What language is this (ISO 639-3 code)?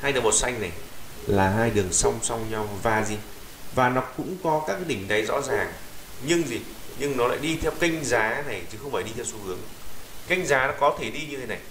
vie